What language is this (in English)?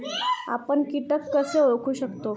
Marathi